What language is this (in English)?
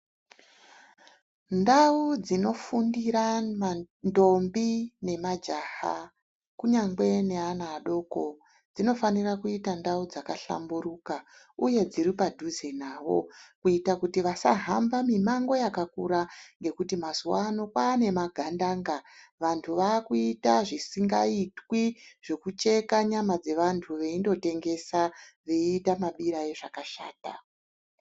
Ndau